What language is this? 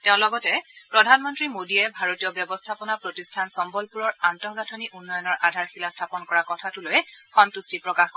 Assamese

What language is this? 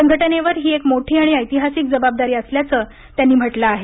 Marathi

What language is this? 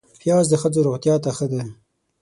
Pashto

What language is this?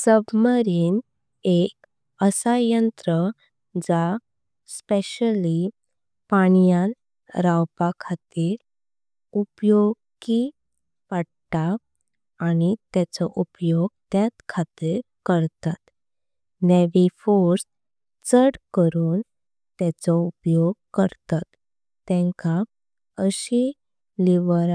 Konkani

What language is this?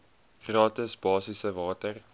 Afrikaans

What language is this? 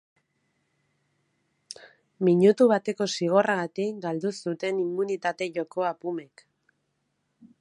Basque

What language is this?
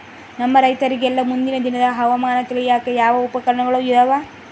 Kannada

